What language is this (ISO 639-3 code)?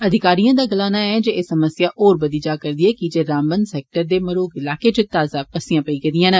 doi